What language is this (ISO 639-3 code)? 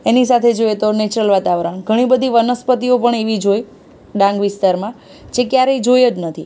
guj